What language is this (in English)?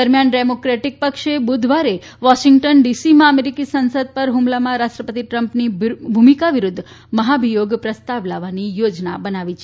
Gujarati